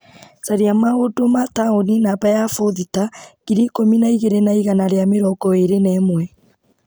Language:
Kikuyu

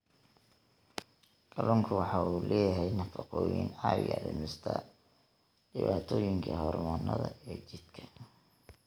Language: Somali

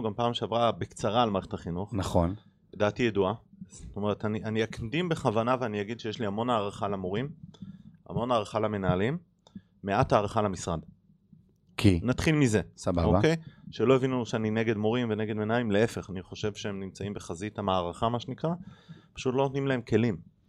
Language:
Hebrew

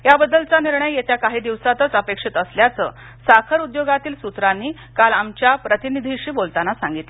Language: Marathi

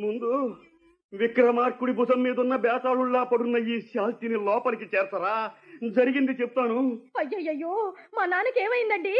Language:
Telugu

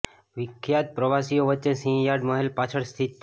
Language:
Gujarati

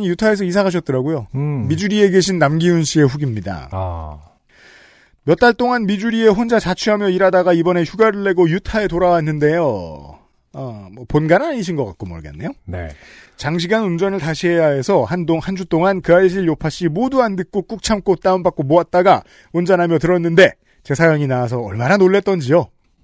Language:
Korean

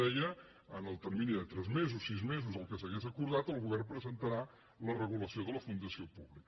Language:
Catalan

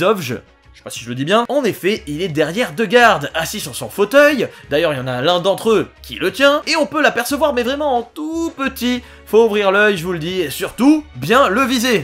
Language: French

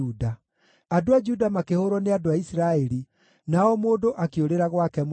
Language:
Kikuyu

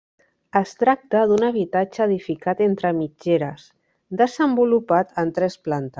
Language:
Catalan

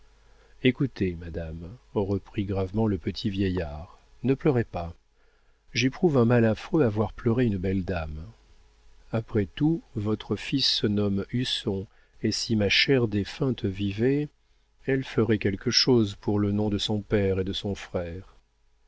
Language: French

